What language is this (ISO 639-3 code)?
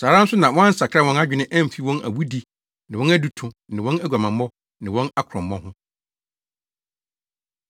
aka